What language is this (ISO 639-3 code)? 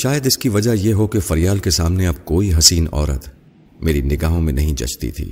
urd